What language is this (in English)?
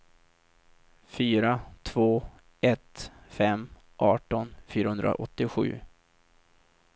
Swedish